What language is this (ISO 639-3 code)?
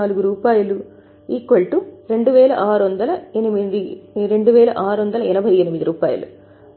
tel